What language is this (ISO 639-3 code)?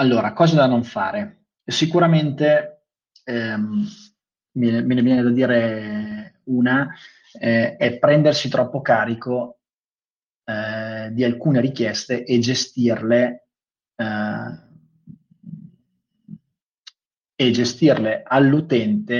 ita